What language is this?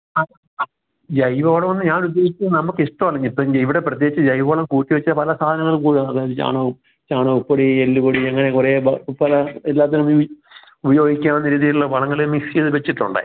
Malayalam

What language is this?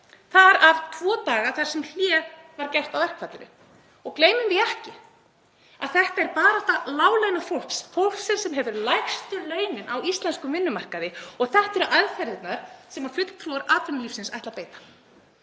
Icelandic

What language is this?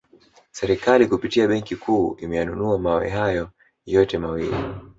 Swahili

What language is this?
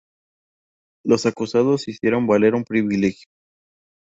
Spanish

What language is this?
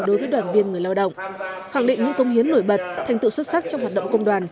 Vietnamese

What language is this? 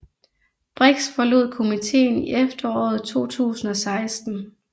Danish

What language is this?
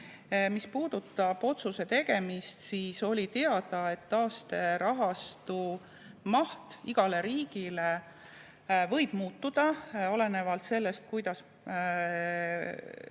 Estonian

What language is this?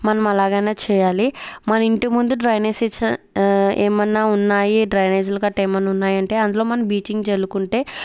Telugu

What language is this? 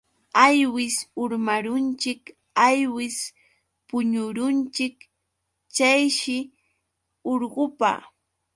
Yauyos Quechua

